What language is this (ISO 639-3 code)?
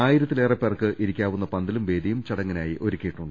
mal